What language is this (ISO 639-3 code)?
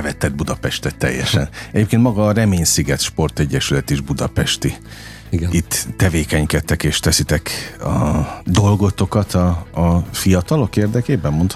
hun